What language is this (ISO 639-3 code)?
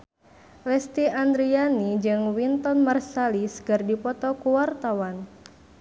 sun